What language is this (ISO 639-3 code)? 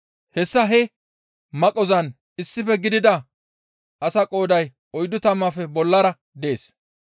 gmv